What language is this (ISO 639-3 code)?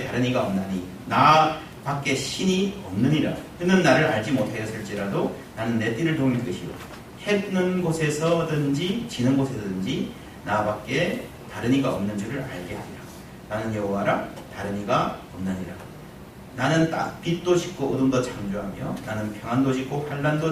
kor